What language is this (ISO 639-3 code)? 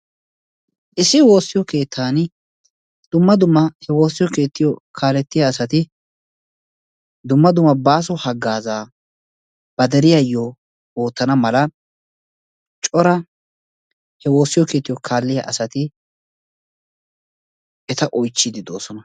wal